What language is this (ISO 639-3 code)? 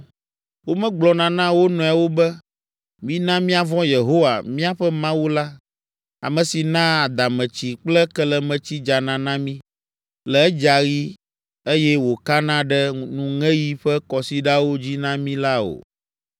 ewe